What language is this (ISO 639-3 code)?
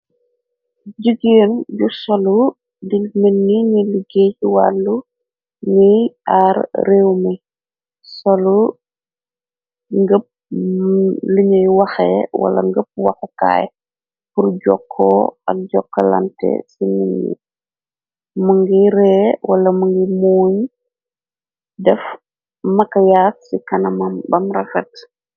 wol